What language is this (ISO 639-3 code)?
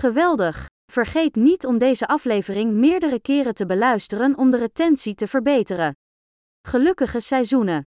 nld